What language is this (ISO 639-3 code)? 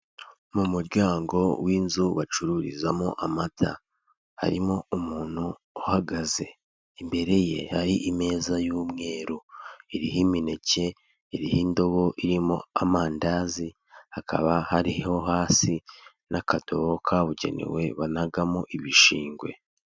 kin